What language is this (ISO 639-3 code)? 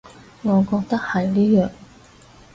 yue